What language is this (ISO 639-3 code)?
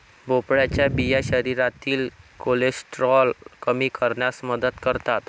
mar